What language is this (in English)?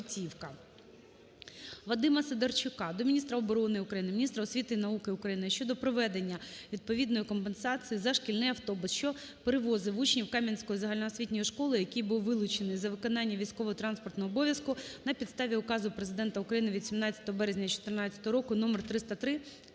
Ukrainian